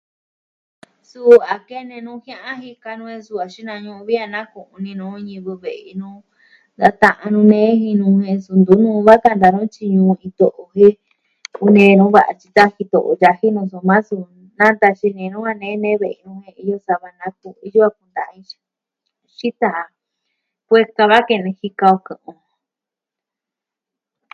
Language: Southwestern Tlaxiaco Mixtec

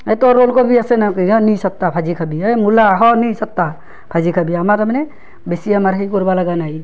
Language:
Assamese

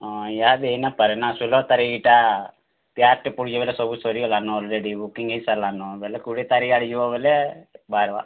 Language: Odia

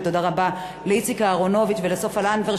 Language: Hebrew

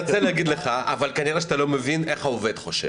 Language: Hebrew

